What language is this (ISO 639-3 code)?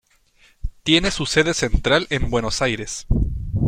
spa